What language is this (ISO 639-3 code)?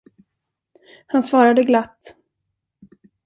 swe